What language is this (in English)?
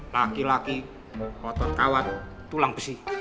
Indonesian